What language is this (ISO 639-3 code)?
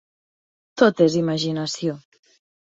cat